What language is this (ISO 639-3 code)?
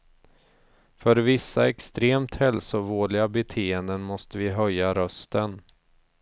swe